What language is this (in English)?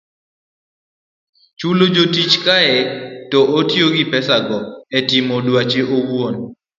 Luo (Kenya and Tanzania)